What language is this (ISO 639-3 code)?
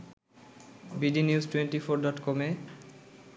ben